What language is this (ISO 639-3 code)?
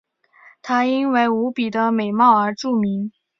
zho